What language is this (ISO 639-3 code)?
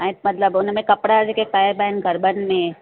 snd